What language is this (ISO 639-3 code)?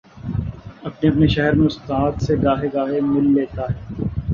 urd